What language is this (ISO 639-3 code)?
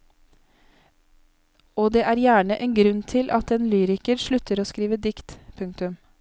nor